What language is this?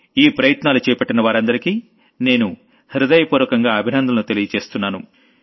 Telugu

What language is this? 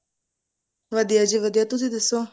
Punjabi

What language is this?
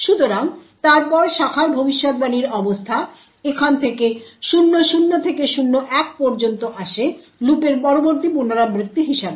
Bangla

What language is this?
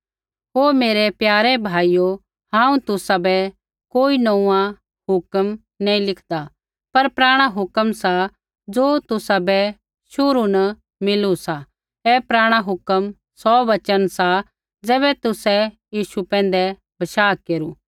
Kullu Pahari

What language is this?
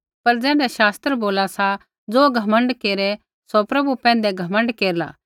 Kullu Pahari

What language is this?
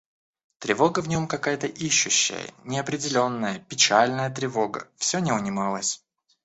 Russian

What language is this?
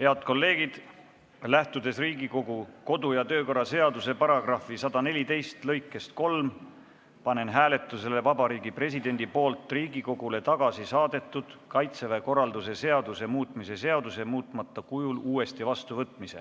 Estonian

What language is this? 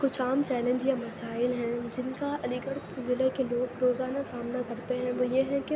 Urdu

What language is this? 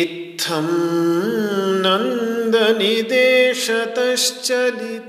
Hindi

